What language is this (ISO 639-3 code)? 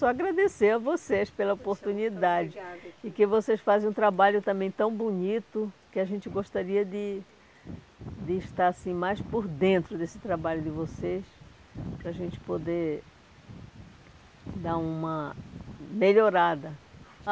por